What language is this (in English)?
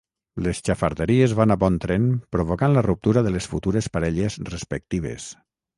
Catalan